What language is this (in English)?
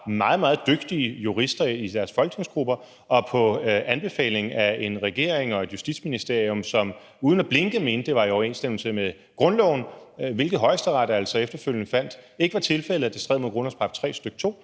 Danish